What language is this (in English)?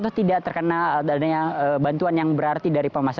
Indonesian